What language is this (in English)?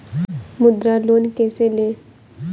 Hindi